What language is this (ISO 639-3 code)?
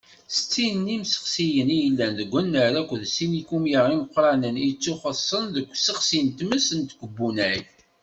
kab